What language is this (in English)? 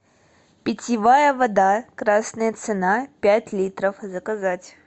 Russian